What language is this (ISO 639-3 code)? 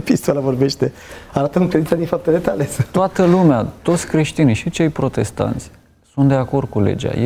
ron